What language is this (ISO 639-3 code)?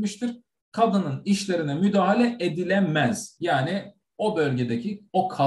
tur